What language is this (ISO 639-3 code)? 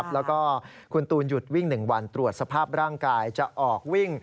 tha